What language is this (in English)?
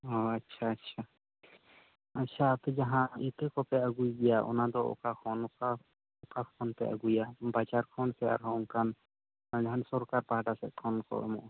Santali